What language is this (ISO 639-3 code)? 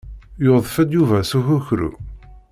kab